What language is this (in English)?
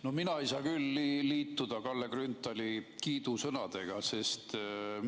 Estonian